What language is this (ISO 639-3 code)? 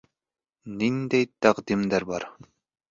bak